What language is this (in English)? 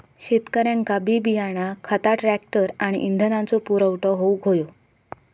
Marathi